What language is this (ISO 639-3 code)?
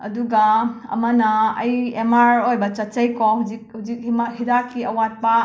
mni